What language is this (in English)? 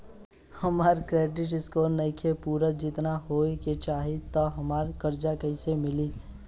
Bhojpuri